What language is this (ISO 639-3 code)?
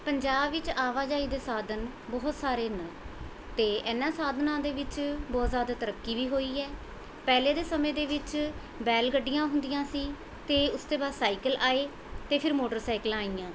pan